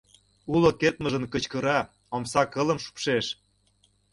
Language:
Mari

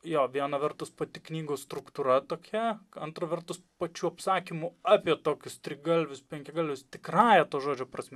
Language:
Lithuanian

